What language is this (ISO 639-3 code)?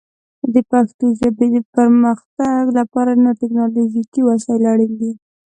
pus